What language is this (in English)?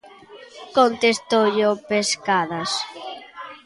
Galician